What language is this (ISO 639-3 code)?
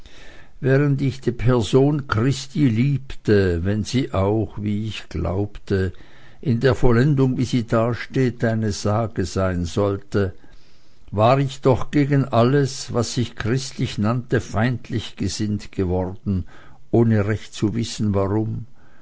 deu